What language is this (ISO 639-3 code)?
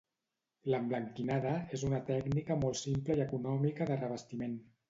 cat